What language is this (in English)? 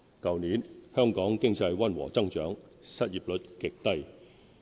Cantonese